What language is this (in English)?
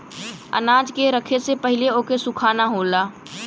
Bhojpuri